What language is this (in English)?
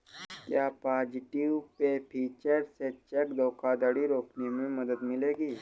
Hindi